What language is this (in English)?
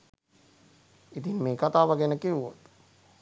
Sinhala